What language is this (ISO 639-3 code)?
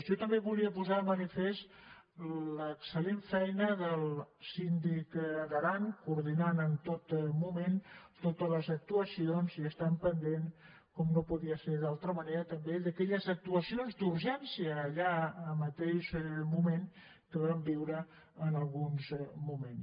cat